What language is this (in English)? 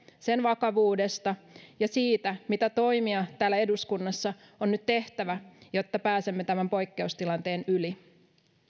Finnish